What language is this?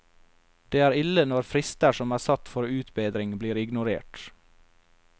Norwegian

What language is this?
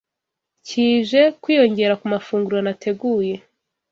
Kinyarwanda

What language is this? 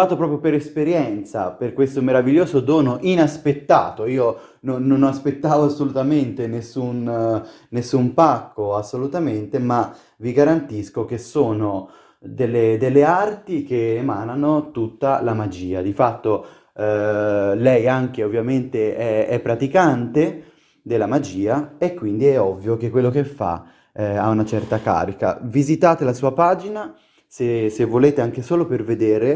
Italian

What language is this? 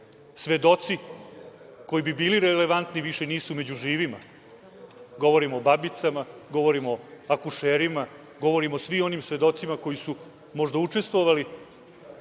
Serbian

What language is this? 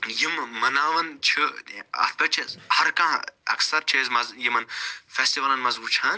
Kashmiri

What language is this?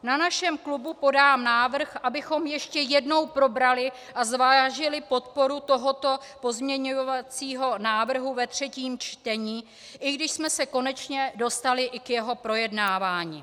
Czech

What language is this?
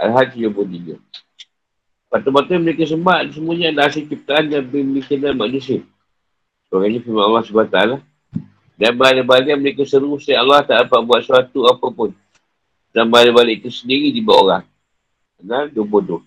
Malay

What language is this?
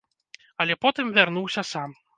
Belarusian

